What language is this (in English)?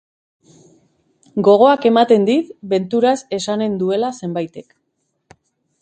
Basque